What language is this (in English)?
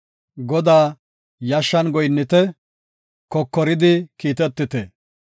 Gofa